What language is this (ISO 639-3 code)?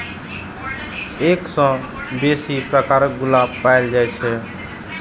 mai